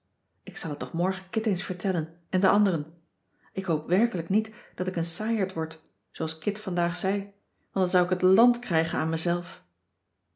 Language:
Dutch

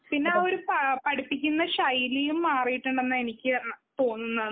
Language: Malayalam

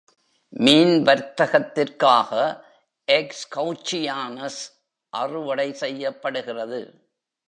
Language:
Tamil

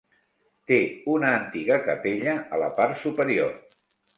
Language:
Catalan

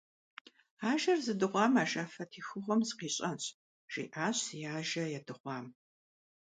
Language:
Kabardian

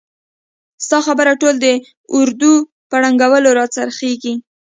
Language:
Pashto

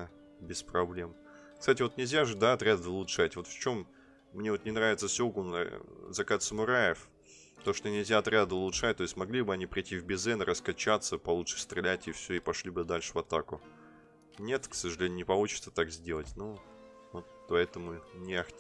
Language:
Russian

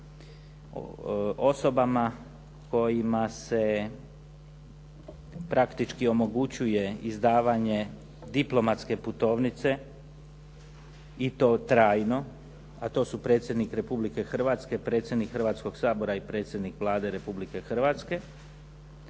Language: Croatian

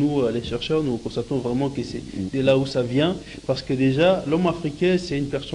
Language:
French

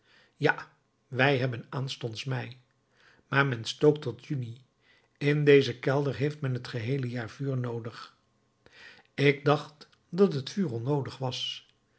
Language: Dutch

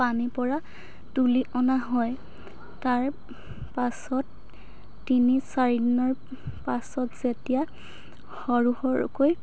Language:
Assamese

